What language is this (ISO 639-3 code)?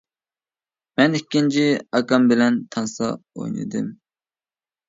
uig